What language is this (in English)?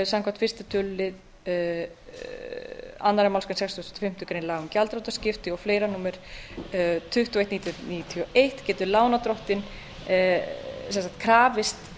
Icelandic